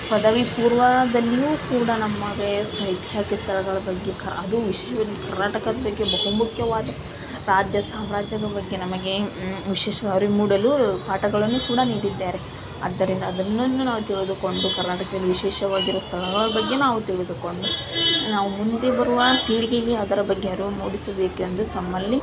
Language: Kannada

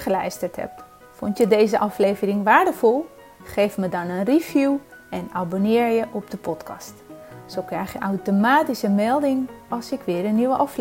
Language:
Dutch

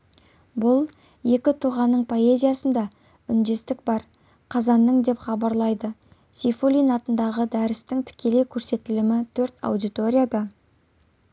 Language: Kazakh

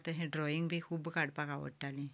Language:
Konkani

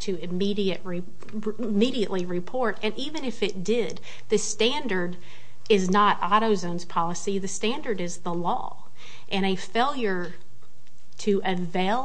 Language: English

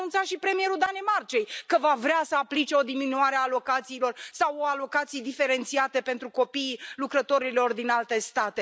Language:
Romanian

